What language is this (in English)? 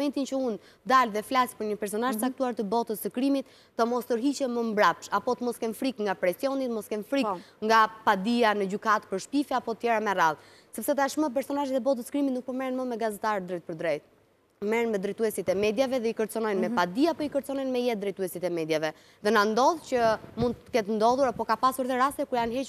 Romanian